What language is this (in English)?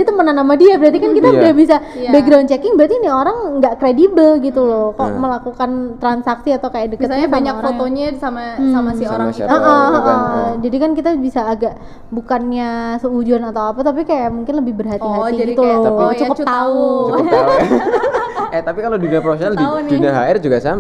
Indonesian